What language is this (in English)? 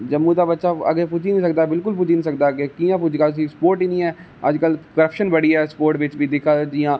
Dogri